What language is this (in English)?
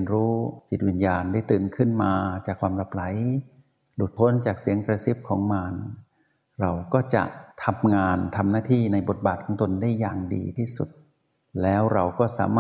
Thai